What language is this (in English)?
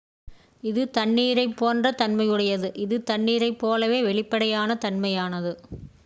Tamil